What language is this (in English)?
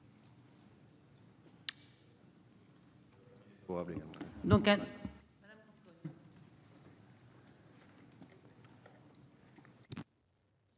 French